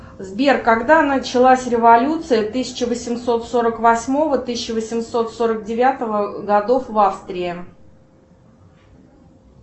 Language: Russian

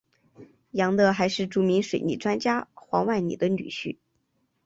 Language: Chinese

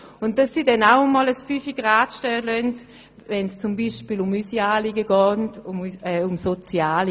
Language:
Swiss German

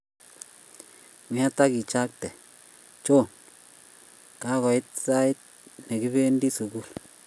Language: Kalenjin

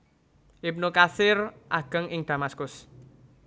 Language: Javanese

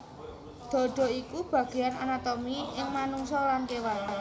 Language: Javanese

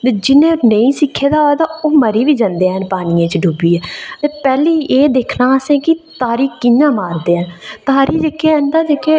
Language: Dogri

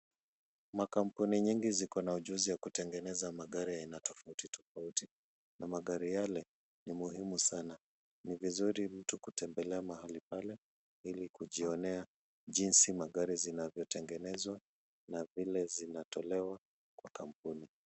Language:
Swahili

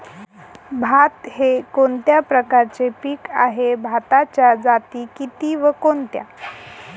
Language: Marathi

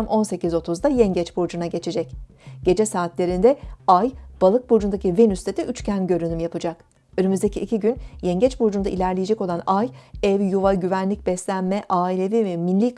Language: Turkish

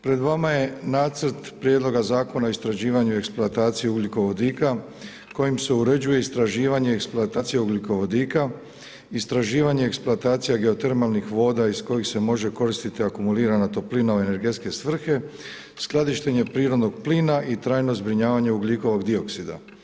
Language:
Croatian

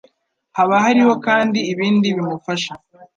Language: Kinyarwanda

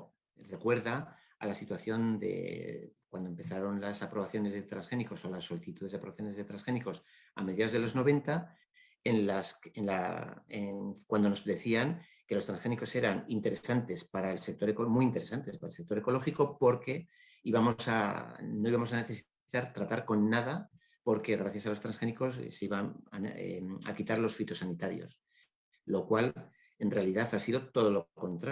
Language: Spanish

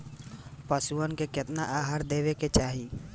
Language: Bhojpuri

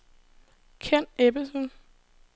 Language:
Danish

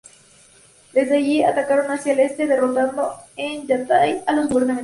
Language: Spanish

